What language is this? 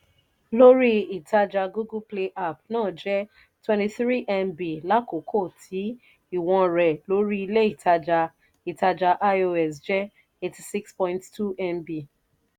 Yoruba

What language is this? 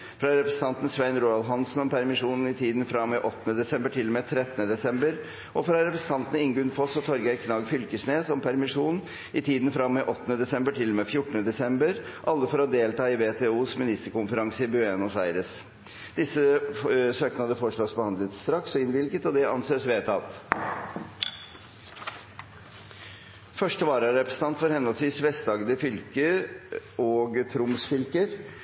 Norwegian Bokmål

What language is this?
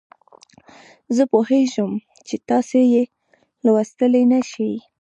Pashto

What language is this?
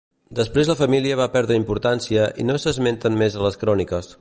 Catalan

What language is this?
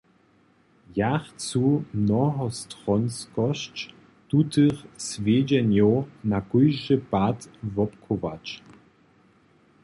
Upper Sorbian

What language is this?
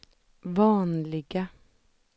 Swedish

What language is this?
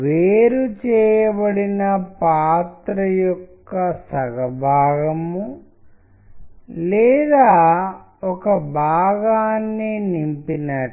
Telugu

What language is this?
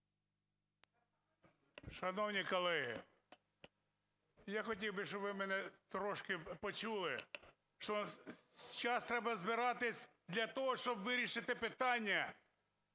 Ukrainian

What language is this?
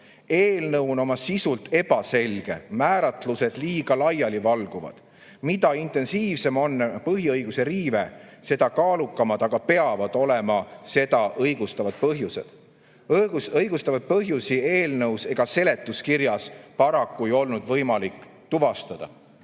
Estonian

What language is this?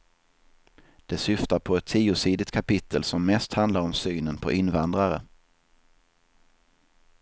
Swedish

